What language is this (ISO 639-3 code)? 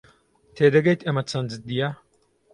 ckb